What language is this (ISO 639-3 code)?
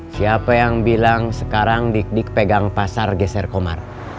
ind